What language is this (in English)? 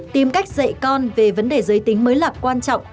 Vietnamese